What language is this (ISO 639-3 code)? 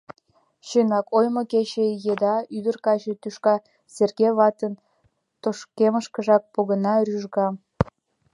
chm